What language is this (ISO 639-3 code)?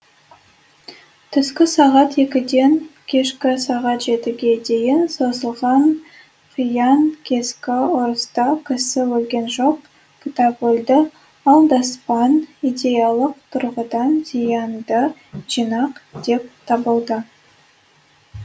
kaz